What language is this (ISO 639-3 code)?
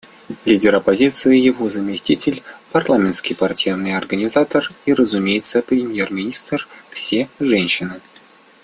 rus